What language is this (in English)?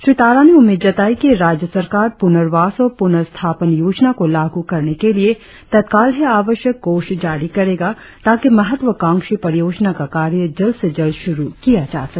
Hindi